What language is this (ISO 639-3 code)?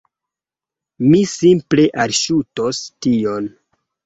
epo